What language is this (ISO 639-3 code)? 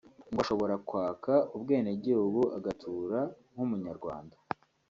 kin